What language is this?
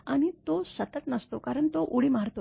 Marathi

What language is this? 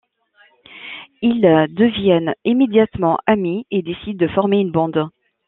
French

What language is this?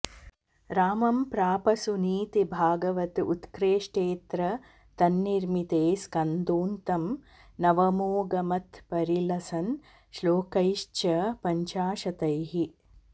Sanskrit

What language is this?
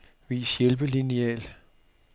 Danish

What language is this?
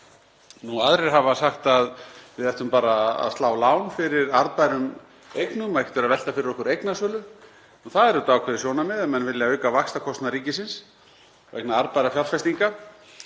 Icelandic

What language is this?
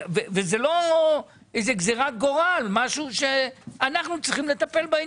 Hebrew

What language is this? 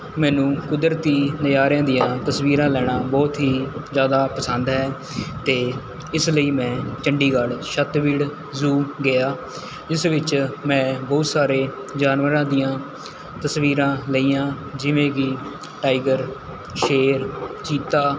Punjabi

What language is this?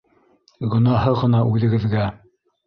Bashkir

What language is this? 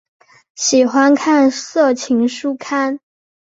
Chinese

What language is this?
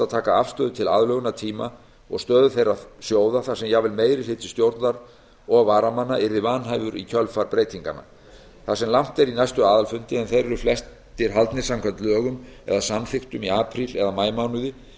Icelandic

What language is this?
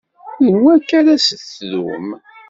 Kabyle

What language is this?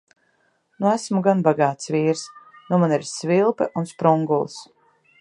Latvian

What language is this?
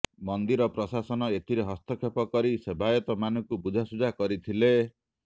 Odia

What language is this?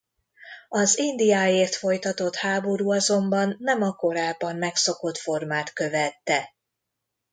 Hungarian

